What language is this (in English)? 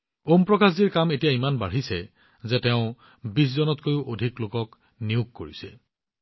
Assamese